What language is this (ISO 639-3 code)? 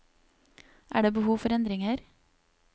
nor